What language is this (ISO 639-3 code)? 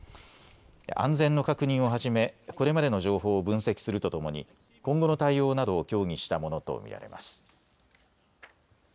jpn